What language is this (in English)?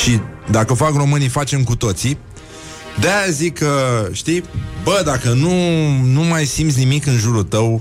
Romanian